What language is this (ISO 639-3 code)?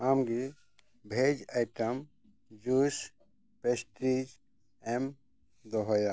sat